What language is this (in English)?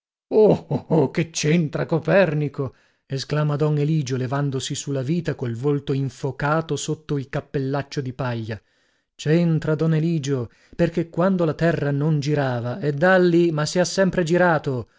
Italian